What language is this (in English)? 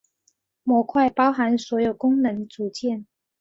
Chinese